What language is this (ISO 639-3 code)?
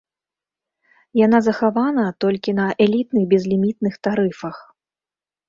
bel